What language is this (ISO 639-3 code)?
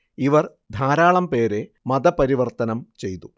mal